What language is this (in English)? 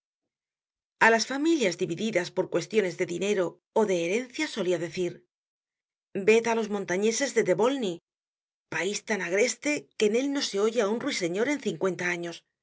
Spanish